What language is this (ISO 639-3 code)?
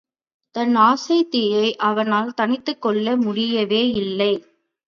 tam